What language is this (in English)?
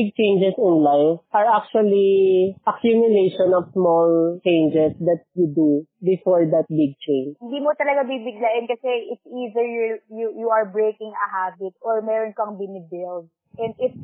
Filipino